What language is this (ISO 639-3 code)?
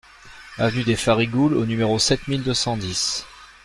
fra